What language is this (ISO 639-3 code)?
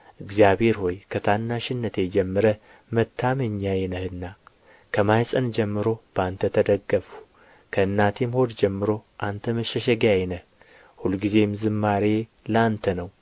amh